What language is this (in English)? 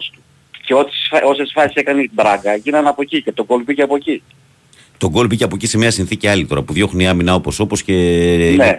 Greek